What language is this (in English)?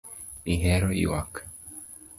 Luo (Kenya and Tanzania)